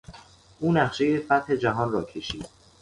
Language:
Persian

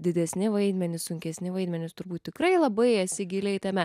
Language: Lithuanian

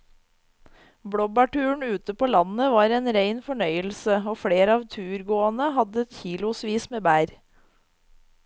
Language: Norwegian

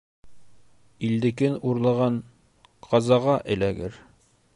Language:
Bashkir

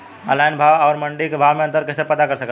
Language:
Bhojpuri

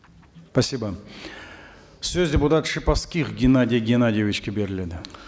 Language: Kazakh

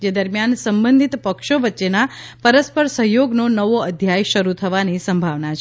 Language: Gujarati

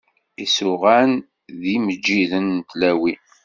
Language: Kabyle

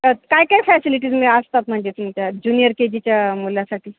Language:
Marathi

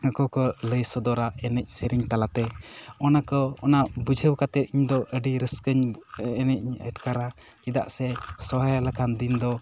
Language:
Santali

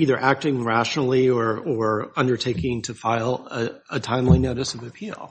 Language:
English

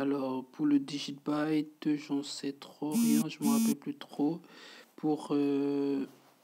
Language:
French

